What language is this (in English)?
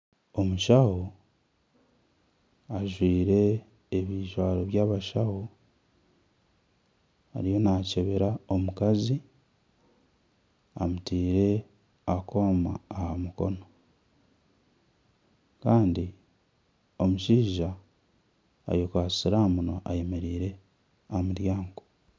Nyankole